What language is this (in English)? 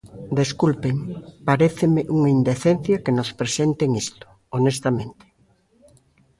Galician